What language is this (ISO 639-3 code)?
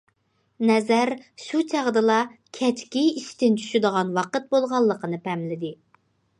uig